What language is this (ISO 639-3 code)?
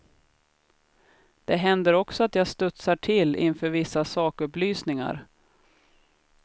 swe